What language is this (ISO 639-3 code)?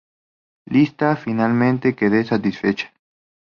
spa